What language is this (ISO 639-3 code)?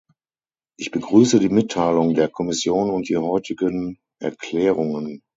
deu